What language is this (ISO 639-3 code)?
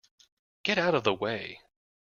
eng